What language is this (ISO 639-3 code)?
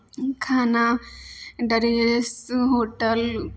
mai